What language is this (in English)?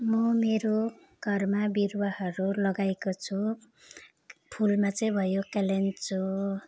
Nepali